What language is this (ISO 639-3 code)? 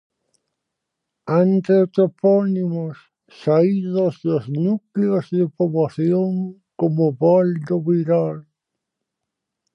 glg